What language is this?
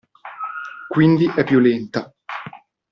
Italian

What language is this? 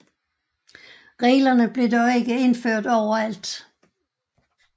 Danish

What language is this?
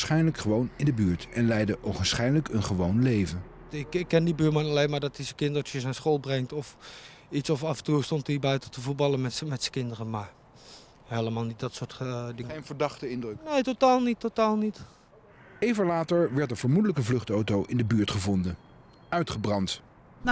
Dutch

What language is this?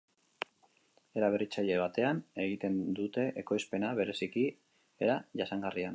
Basque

